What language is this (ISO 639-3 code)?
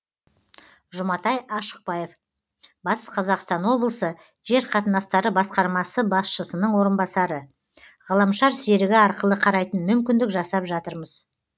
kaz